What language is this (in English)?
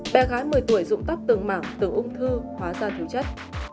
Vietnamese